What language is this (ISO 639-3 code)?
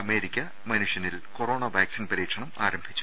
mal